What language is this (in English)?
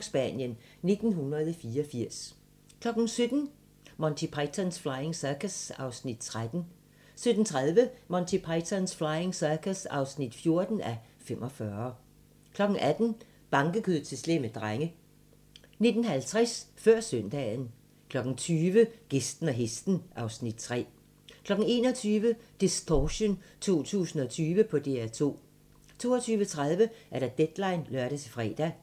Danish